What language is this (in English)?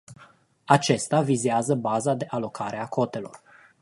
Romanian